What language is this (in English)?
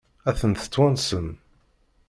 Kabyle